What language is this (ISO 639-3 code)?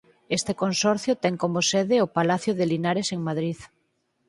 glg